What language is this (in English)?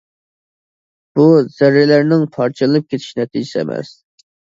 Uyghur